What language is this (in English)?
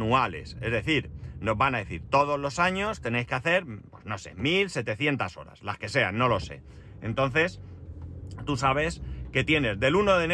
Spanish